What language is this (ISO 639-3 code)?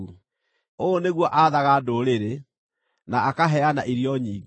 kik